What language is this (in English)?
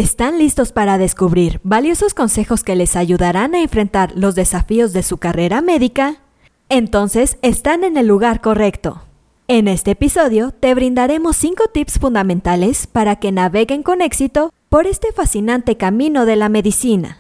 Spanish